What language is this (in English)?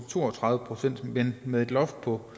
Danish